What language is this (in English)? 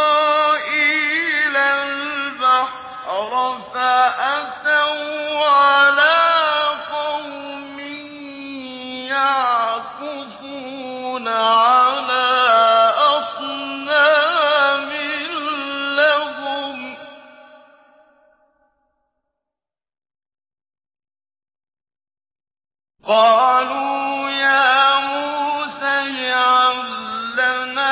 Arabic